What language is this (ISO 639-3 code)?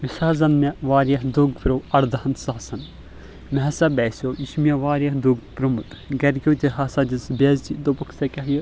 kas